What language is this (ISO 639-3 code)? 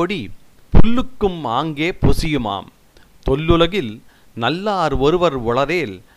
tam